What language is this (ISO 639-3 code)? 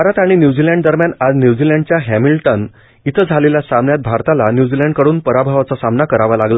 mar